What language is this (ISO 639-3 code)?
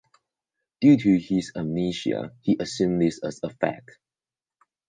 eng